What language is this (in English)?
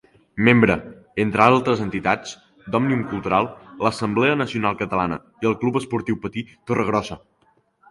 Catalan